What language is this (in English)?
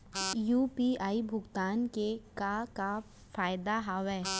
Chhattisgarhi